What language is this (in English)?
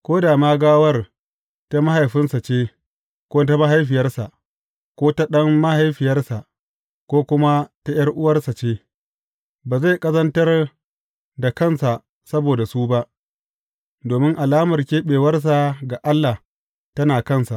Hausa